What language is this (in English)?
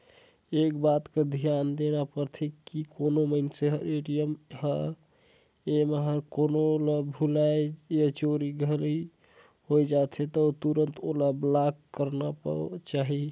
Chhattisgarhi